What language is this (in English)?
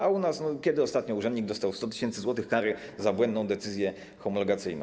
Polish